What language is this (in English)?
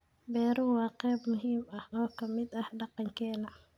Somali